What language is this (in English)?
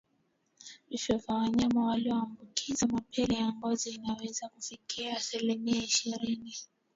Swahili